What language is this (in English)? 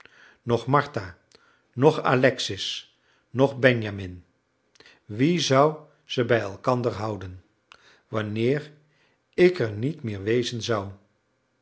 Dutch